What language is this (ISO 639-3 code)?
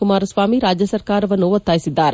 kan